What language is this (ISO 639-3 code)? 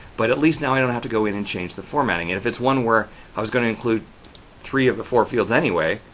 eng